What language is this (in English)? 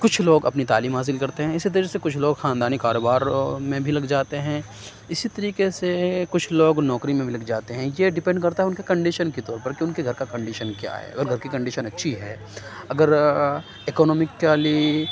Urdu